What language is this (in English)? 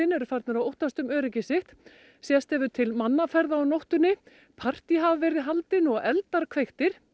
Icelandic